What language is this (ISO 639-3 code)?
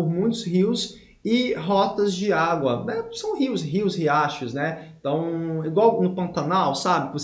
por